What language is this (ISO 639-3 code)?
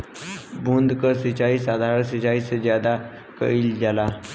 bho